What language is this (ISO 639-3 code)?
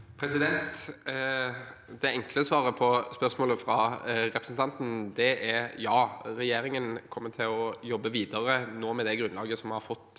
nor